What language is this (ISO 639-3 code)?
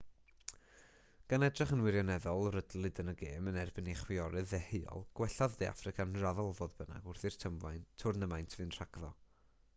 cym